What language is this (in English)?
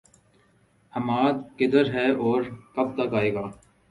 Urdu